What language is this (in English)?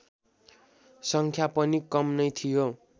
Nepali